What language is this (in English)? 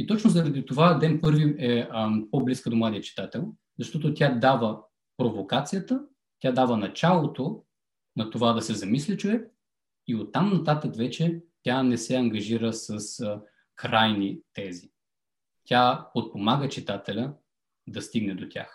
Bulgarian